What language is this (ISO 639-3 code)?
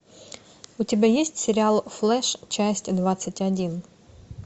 rus